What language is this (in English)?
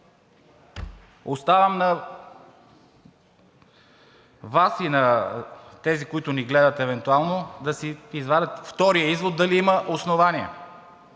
Bulgarian